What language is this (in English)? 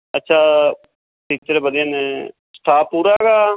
Punjabi